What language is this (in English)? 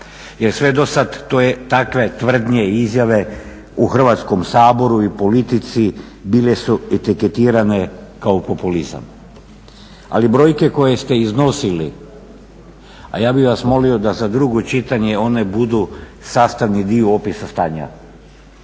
Croatian